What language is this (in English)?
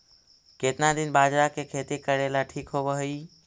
Magahi